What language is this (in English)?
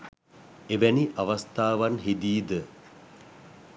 Sinhala